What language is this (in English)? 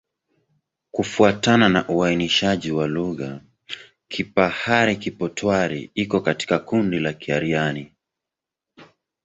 Swahili